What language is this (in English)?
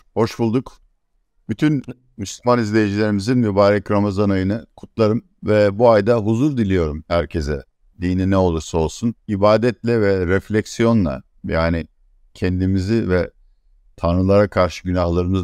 Turkish